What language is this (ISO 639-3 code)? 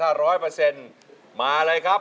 tha